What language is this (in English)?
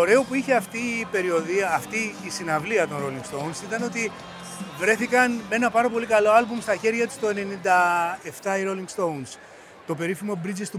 Greek